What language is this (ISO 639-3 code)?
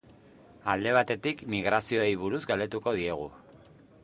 eus